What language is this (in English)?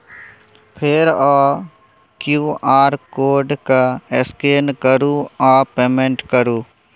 Maithili